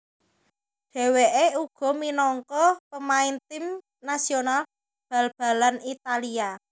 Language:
Javanese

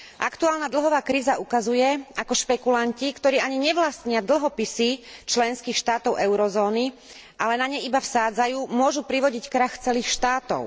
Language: Slovak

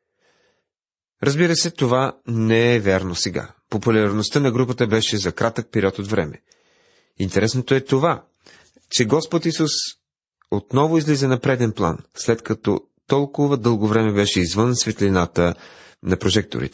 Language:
Bulgarian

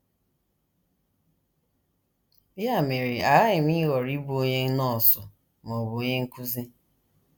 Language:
Igbo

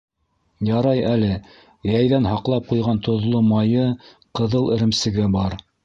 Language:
Bashkir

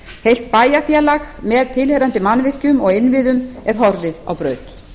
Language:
Icelandic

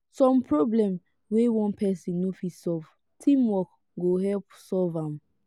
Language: Nigerian Pidgin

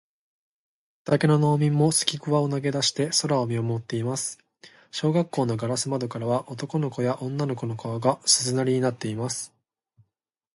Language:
Japanese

